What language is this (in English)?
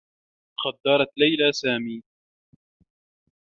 Arabic